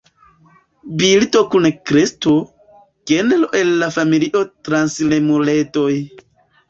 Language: Esperanto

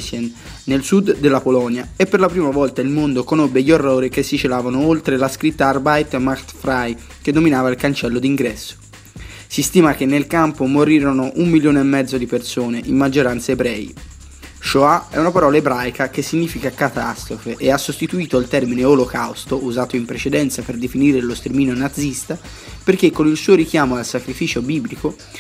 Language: Italian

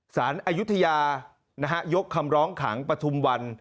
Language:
Thai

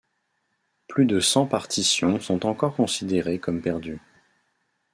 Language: French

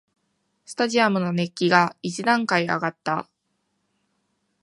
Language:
Japanese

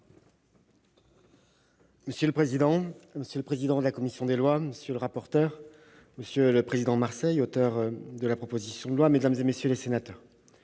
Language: French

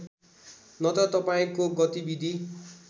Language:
Nepali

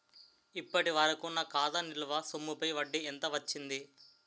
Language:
Telugu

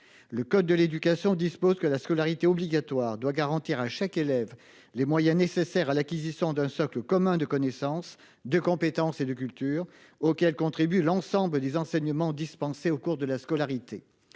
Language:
French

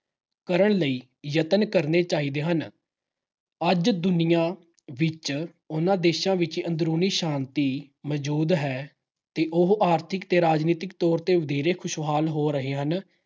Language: Punjabi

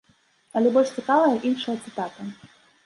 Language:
Belarusian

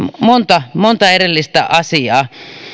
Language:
Finnish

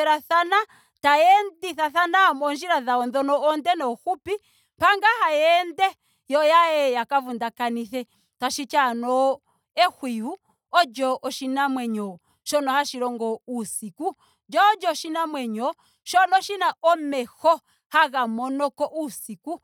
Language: Ndonga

